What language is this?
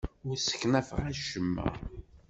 Kabyle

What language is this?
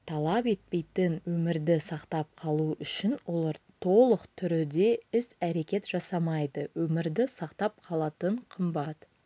Kazakh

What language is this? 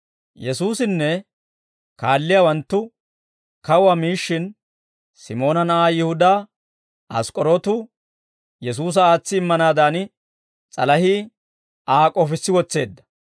Dawro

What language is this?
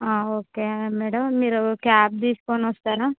Telugu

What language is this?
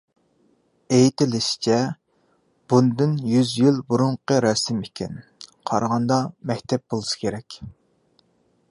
Uyghur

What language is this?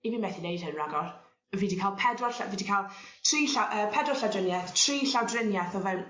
Welsh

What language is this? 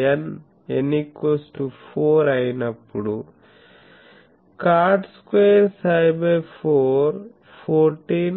Telugu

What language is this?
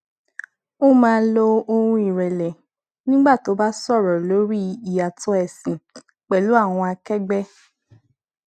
Yoruba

